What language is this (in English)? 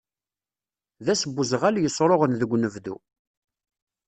Kabyle